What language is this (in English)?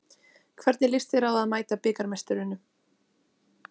Icelandic